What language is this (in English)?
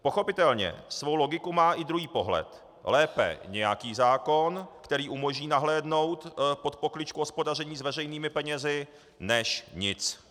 Czech